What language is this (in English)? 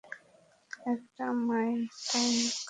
Bangla